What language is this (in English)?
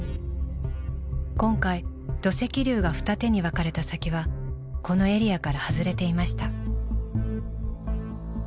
Japanese